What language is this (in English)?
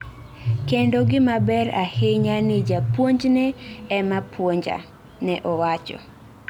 Luo (Kenya and Tanzania)